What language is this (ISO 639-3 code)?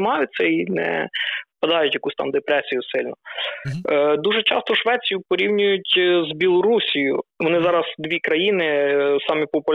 ukr